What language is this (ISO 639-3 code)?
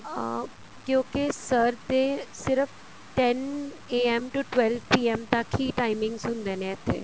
pan